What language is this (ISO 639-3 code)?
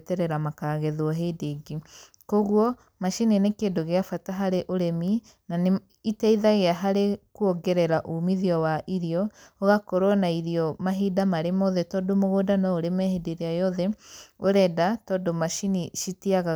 kik